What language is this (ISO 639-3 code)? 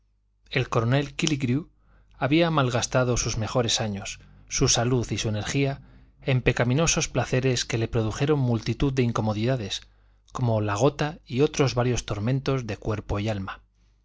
spa